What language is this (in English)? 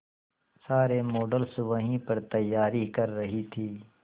Hindi